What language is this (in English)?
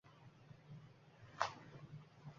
Uzbek